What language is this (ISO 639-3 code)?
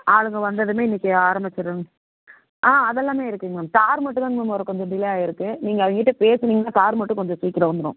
tam